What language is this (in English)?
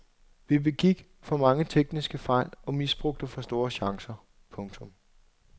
Danish